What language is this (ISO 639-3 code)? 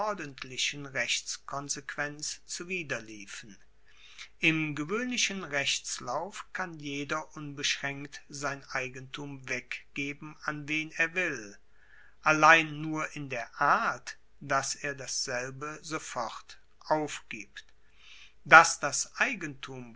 deu